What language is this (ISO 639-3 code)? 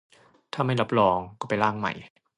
tha